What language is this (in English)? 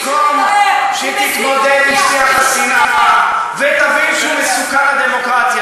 Hebrew